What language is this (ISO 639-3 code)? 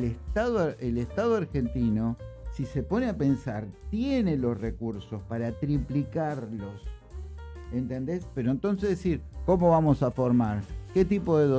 spa